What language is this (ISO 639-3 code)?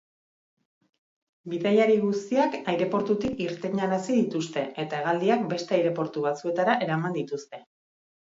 eus